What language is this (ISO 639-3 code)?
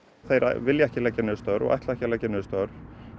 isl